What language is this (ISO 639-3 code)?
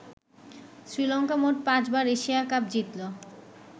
ben